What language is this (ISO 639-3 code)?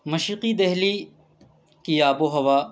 urd